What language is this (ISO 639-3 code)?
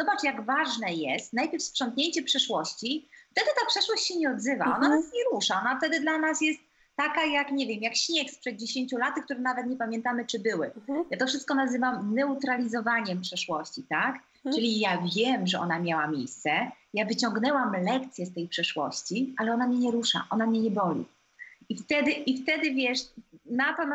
pol